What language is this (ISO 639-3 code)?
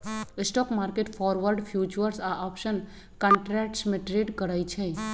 mag